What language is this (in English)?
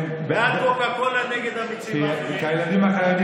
Hebrew